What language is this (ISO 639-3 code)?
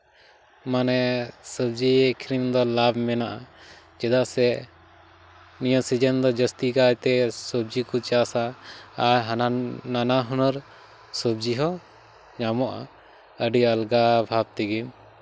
sat